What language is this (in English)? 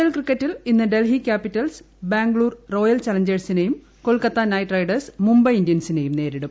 Malayalam